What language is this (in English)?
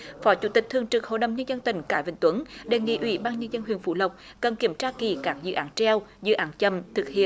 Vietnamese